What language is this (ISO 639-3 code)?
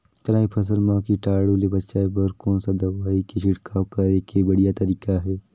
hne